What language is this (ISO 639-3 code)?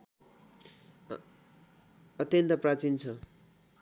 nep